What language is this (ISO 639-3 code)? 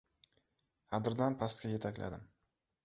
uzb